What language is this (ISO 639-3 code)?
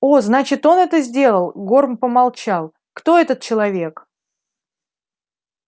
rus